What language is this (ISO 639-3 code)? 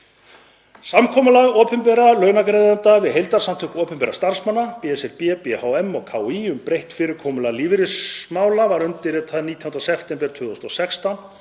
isl